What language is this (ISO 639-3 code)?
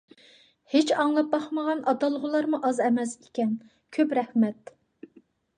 uig